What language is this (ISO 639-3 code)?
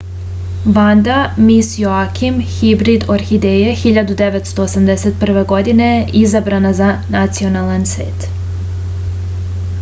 srp